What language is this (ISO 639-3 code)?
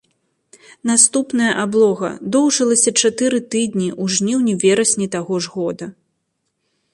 bel